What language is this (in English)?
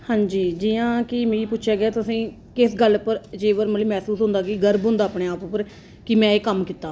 Dogri